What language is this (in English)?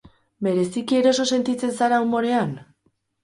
Basque